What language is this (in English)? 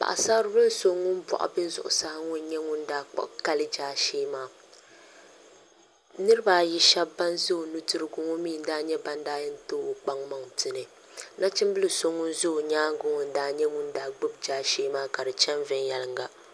Dagbani